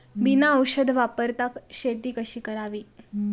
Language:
Marathi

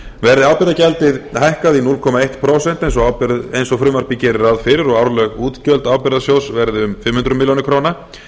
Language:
Icelandic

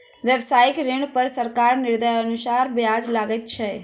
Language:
Maithili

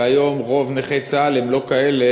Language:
Hebrew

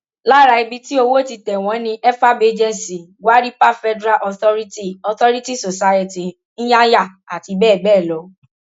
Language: Yoruba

